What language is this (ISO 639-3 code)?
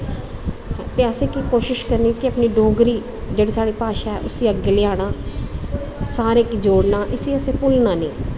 doi